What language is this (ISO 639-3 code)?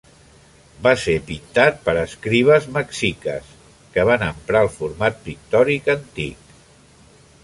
cat